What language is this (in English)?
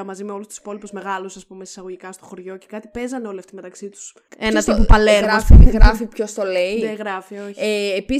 Greek